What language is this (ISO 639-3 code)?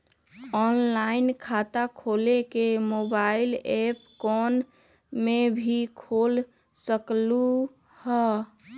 mag